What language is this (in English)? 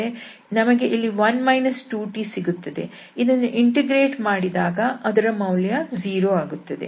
Kannada